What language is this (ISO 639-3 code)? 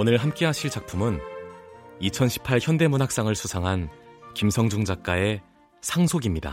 kor